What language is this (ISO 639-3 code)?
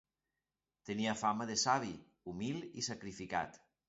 cat